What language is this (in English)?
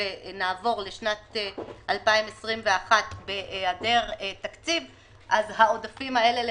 Hebrew